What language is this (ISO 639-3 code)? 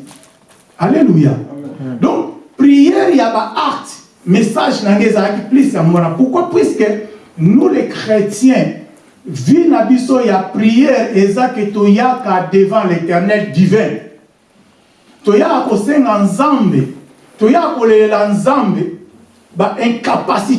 fra